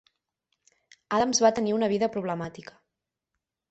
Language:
Catalan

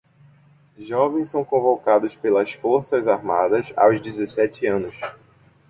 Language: Portuguese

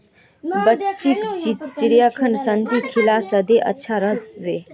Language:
Magahi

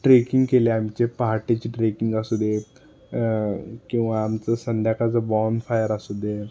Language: Marathi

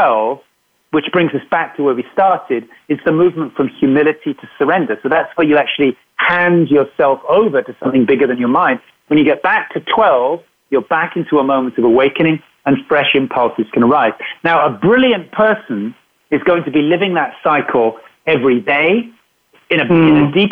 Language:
English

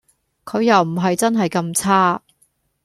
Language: Cantonese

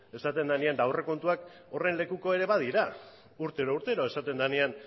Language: Basque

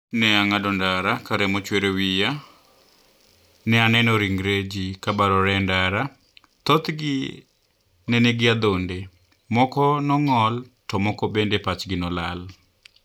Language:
Luo (Kenya and Tanzania)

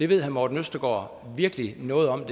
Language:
Danish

